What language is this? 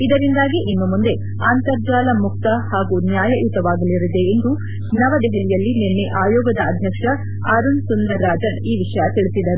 Kannada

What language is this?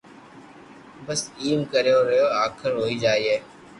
Loarki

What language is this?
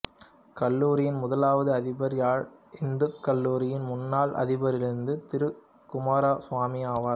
Tamil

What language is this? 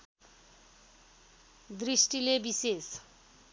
Nepali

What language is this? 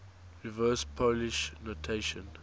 English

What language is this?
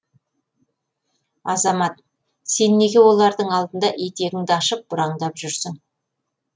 Kazakh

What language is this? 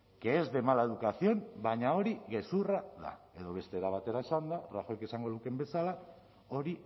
Basque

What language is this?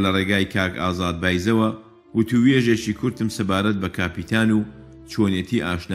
Persian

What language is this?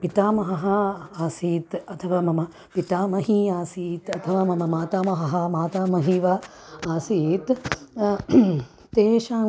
Sanskrit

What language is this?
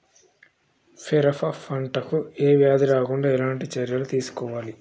Telugu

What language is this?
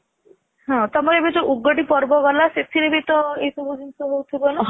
Odia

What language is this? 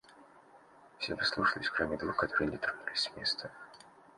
Russian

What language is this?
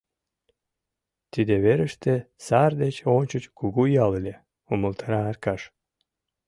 Mari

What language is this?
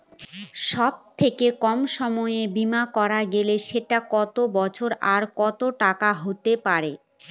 Bangla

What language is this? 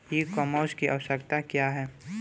Bhojpuri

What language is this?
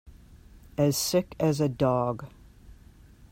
English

